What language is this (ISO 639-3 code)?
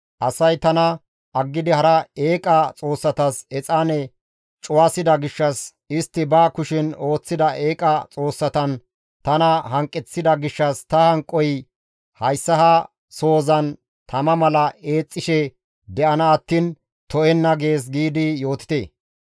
gmv